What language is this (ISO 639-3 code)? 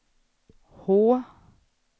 swe